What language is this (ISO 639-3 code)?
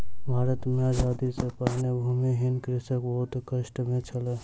mai